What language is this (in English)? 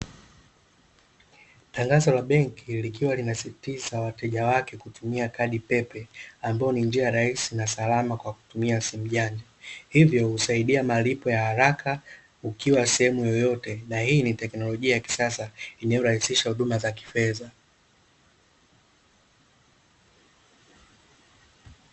Swahili